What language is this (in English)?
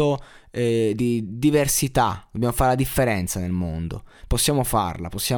Italian